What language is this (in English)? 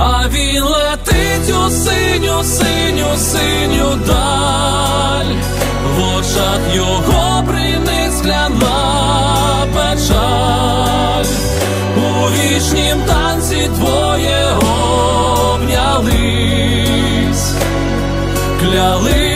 Ukrainian